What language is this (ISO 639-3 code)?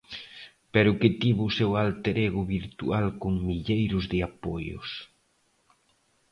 glg